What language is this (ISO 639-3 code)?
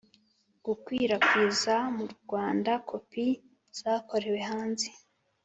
kin